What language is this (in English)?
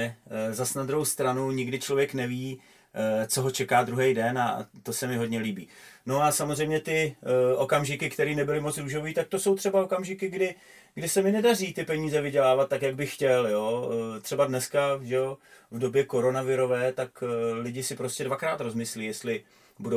Czech